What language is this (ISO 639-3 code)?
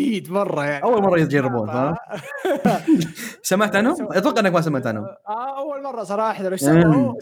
ara